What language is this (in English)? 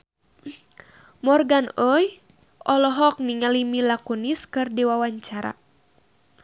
Sundanese